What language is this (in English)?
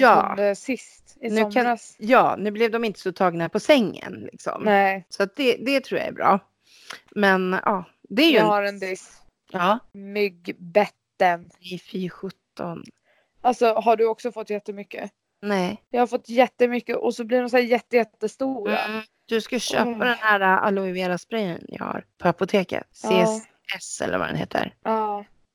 Swedish